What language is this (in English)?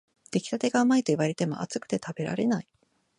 Japanese